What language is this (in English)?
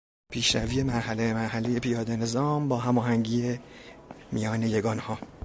Persian